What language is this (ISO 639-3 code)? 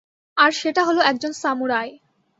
ben